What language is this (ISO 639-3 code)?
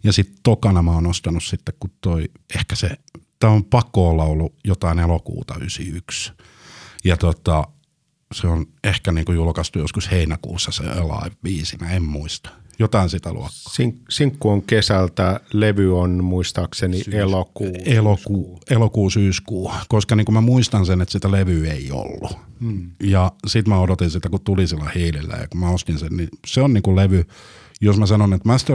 fin